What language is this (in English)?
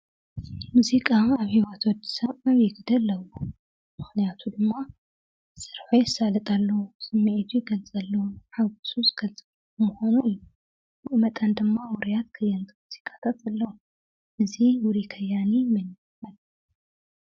Tigrinya